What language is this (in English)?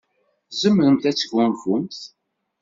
Kabyle